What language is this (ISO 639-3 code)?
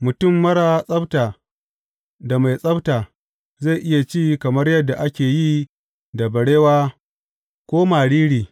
hau